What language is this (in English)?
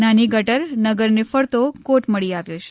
Gujarati